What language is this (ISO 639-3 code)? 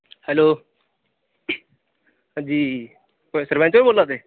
doi